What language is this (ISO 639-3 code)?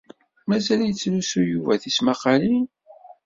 kab